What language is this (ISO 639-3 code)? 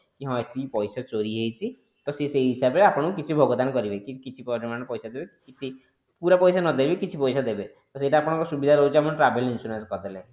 ori